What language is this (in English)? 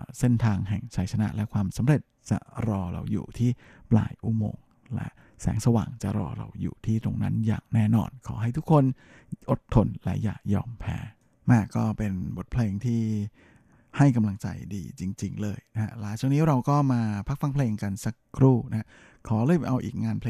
Thai